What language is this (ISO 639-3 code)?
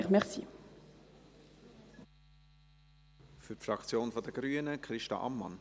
gsw